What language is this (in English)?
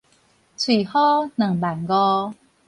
Min Nan Chinese